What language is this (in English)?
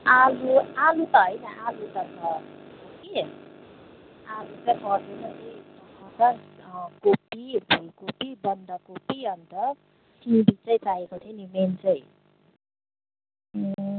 Nepali